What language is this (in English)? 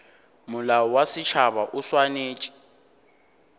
Northern Sotho